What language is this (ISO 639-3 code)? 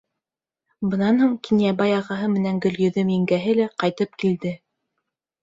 bak